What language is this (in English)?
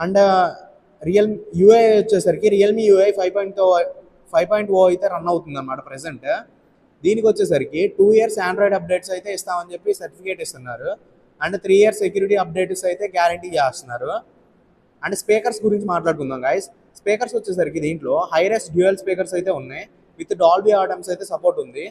Telugu